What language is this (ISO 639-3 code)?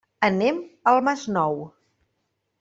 cat